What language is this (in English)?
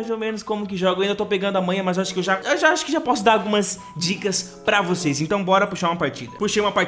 Portuguese